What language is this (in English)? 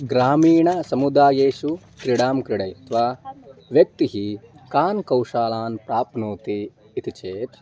Sanskrit